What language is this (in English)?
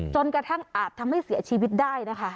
Thai